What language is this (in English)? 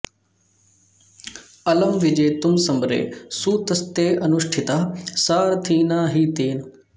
Sanskrit